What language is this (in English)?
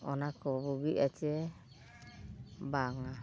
Santali